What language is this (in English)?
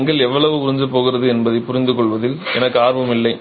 Tamil